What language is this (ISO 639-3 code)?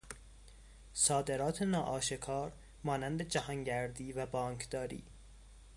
fas